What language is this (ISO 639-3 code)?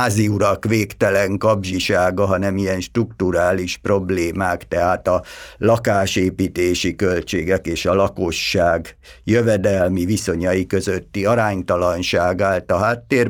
hun